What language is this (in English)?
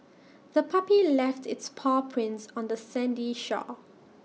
English